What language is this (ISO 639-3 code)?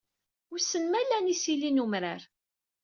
kab